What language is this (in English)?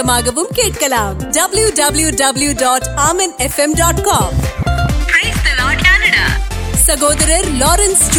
Urdu